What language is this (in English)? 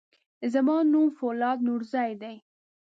Pashto